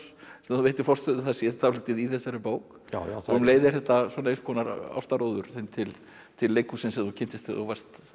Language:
Icelandic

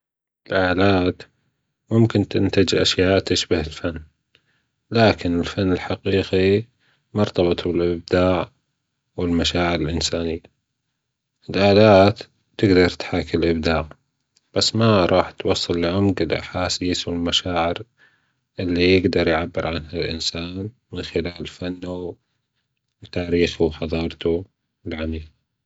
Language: Gulf Arabic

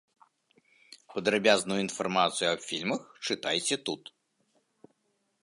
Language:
Belarusian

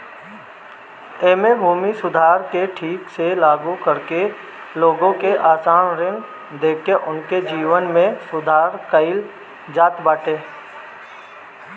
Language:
Bhojpuri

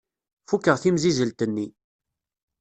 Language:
Kabyle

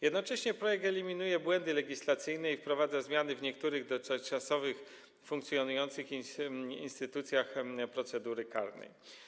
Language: Polish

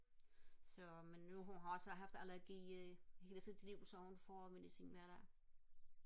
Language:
Danish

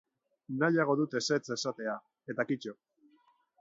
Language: Basque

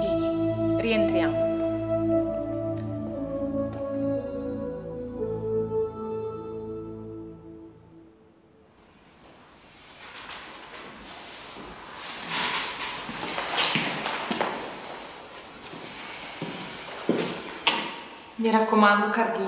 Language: Italian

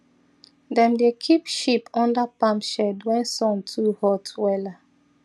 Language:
Nigerian Pidgin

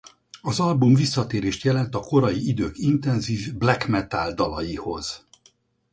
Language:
Hungarian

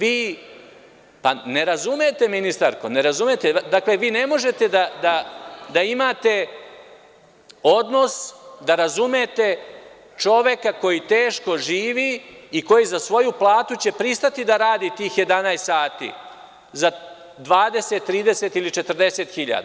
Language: Serbian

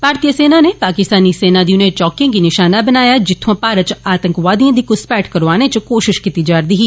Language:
Dogri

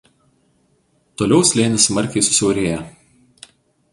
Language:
Lithuanian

